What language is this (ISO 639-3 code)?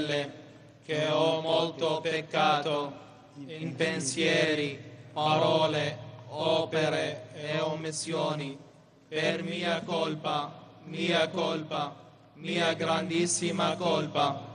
ita